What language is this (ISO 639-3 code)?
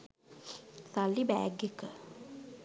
sin